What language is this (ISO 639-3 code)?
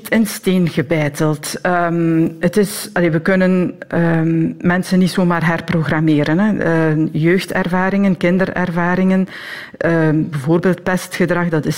nld